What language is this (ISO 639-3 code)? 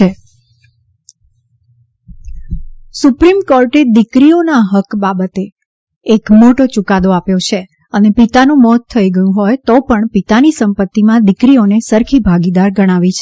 guj